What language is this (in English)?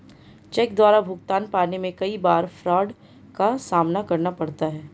Hindi